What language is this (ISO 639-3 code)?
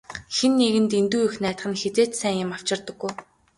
mon